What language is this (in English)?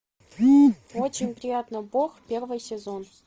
Russian